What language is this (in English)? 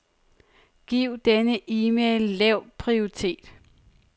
Danish